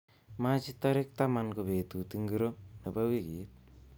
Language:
Kalenjin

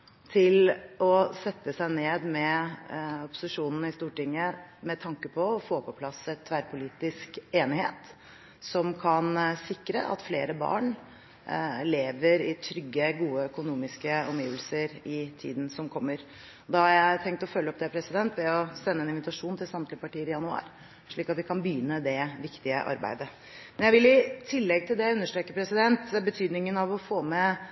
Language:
Norwegian Bokmål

